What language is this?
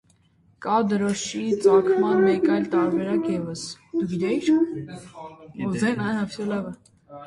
Armenian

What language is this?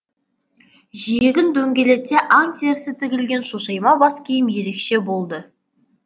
Kazakh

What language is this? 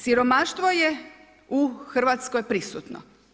Croatian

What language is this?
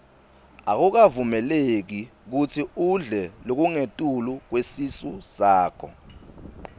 Swati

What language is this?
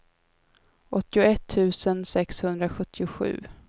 Swedish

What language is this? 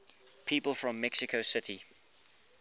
English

